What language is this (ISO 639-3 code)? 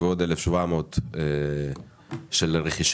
heb